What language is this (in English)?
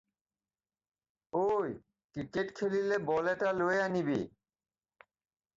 Assamese